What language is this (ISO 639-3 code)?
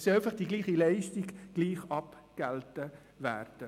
gsw